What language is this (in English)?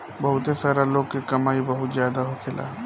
Bhojpuri